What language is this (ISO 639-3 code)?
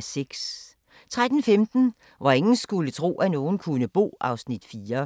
dan